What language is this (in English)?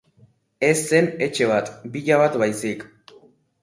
Basque